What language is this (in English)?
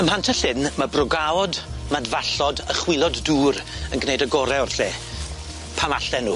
Welsh